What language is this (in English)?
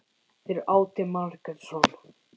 Icelandic